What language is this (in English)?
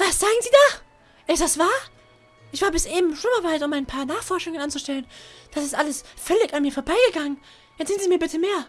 German